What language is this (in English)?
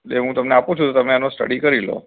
Gujarati